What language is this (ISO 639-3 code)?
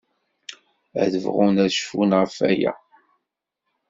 kab